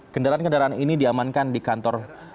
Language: Indonesian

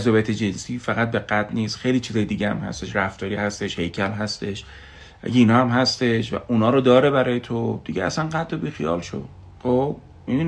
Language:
Persian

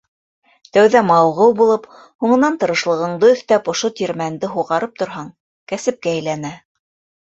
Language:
Bashkir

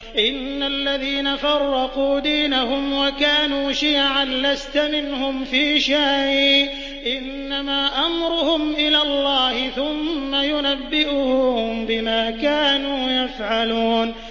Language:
Arabic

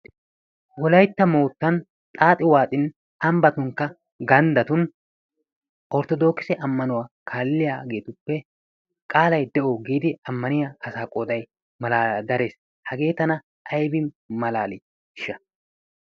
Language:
Wolaytta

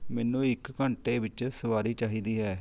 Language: Punjabi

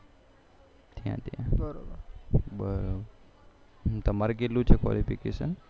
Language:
Gujarati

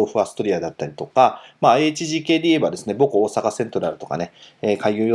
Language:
Japanese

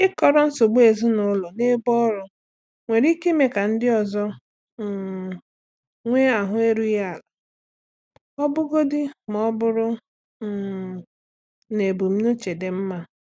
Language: Igbo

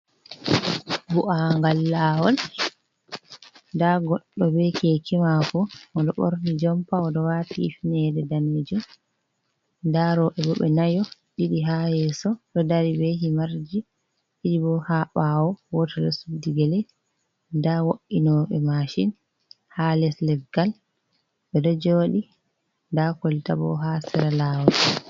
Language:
Fula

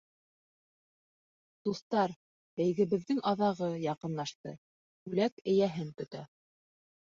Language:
Bashkir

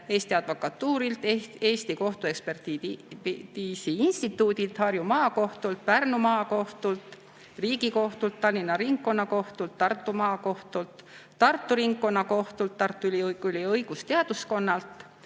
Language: Estonian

